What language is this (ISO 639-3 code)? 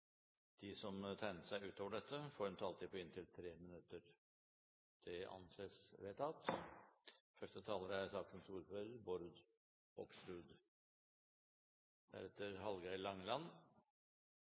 nob